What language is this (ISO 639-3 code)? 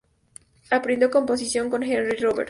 spa